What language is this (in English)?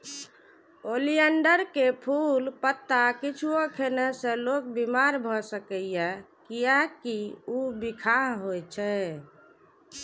Maithili